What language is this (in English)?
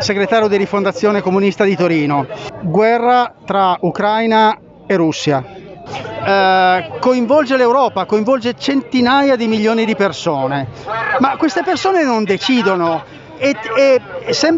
Italian